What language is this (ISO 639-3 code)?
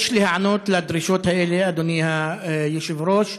heb